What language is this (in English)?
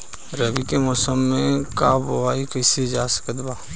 Bhojpuri